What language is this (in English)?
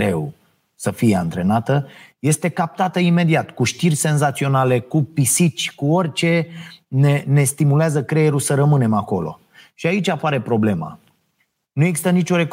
Romanian